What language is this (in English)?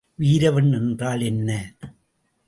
Tamil